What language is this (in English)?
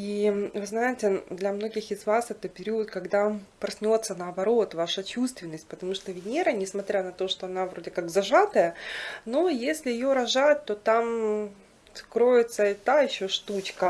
Russian